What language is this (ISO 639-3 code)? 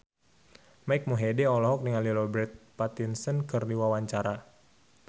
sun